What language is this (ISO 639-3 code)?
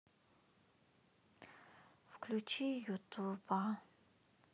rus